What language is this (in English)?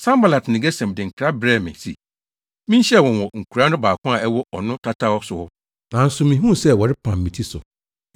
Akan